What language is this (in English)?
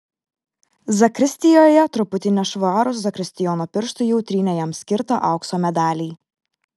Lithuanian